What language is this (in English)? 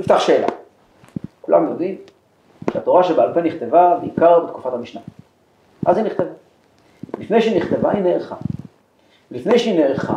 Hebrew